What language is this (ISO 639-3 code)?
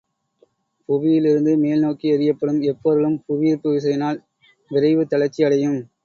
tam